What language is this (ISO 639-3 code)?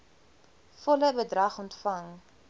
afr